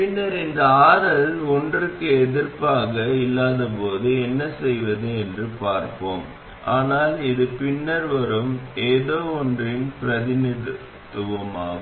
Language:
Tamil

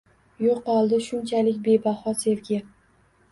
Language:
Uzbek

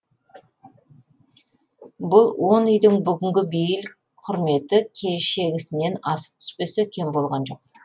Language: Kazakh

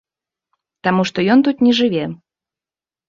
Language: Belarusian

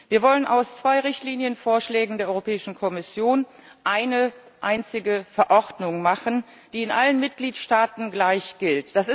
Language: German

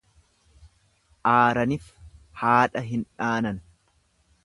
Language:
Oromo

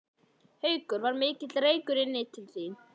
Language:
Icelandic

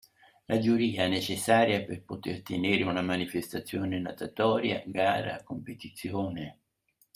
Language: Italian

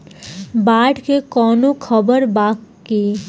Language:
Bhojpuri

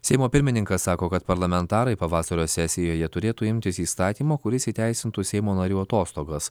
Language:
Lithuanian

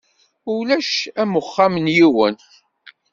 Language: Kabyle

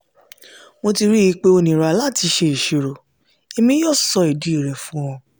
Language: Yoruba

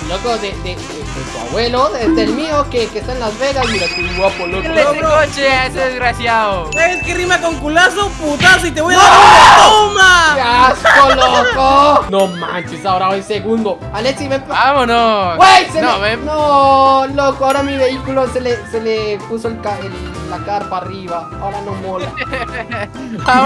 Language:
Spanish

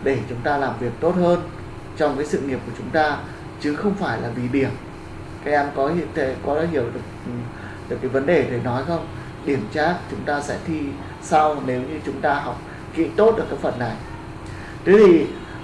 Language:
Vietnamese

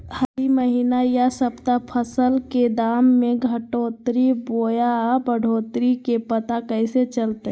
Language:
Magahi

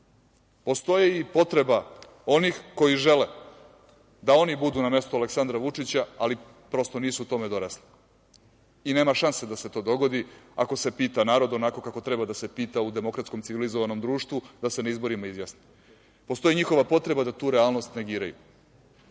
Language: Serbian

